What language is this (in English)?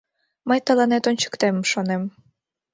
Mari